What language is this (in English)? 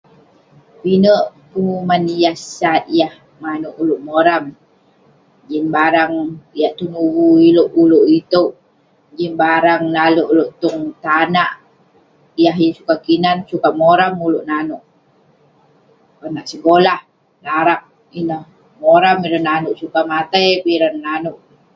Western Penan